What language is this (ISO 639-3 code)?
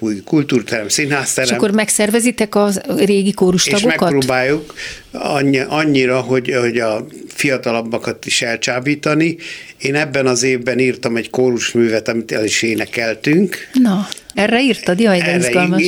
hun